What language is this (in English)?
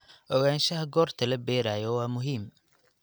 Somali